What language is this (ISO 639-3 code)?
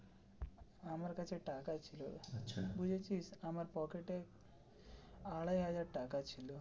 ben